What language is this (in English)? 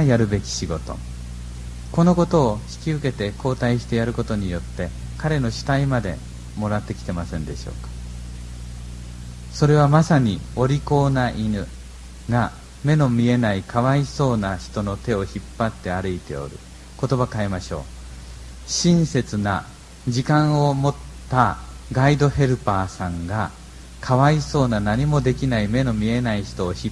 Japanese